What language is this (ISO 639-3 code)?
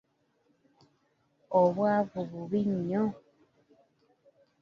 lug